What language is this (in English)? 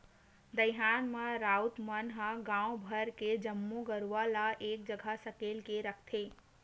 Chhattisgarhi